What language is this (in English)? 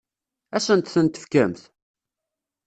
Kabyle